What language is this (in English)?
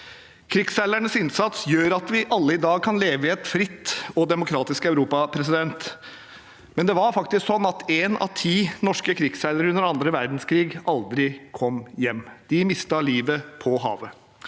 Norwegian